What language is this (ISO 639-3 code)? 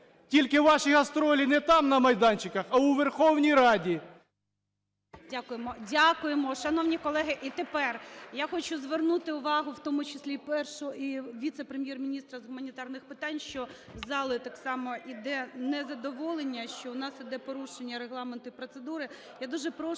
ukr